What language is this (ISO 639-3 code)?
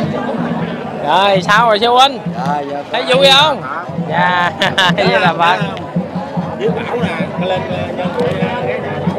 vie